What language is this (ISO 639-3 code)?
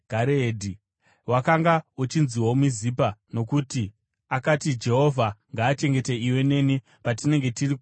sna